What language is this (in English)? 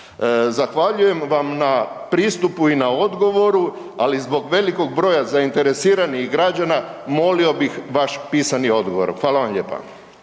Croatian